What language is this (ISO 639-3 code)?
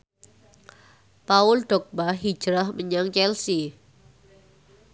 jav